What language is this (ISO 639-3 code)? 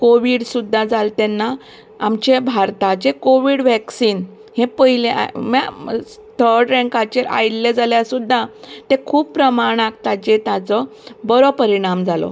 kok